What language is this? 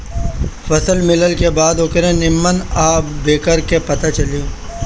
Bhojpuri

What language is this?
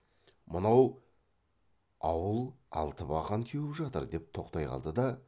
Kazakh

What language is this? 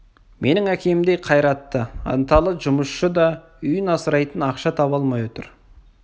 Kazakh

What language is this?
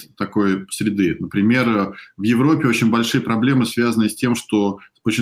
Russian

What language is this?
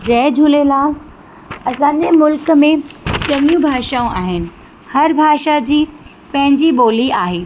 Sindhi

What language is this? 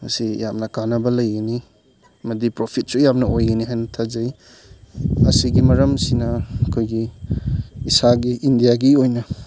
Manipuri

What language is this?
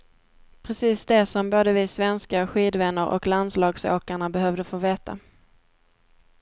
Swedish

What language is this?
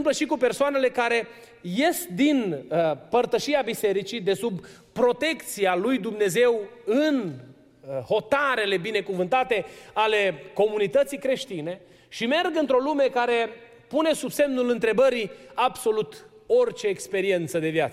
Romanian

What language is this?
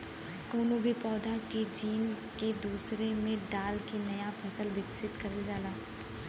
Bhojpuri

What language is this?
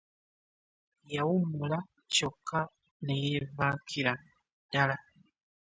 Ganda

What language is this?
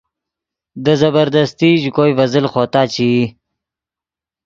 Yidgha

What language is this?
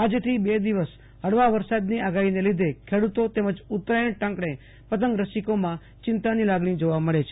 Gujarati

